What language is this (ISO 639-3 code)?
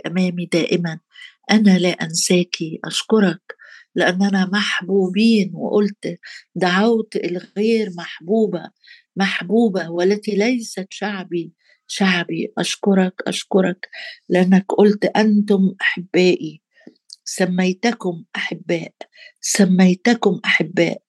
ara